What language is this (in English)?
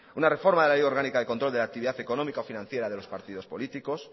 Spanish